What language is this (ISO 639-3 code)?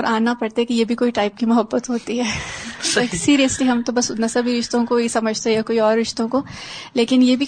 urd